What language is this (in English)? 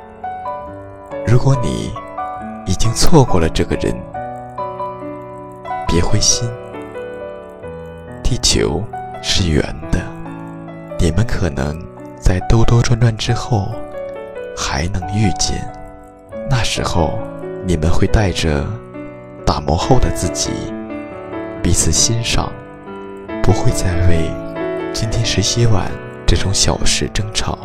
Chinese